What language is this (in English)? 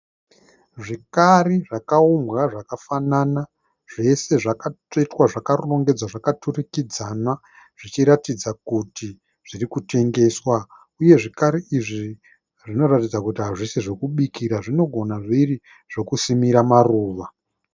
Shona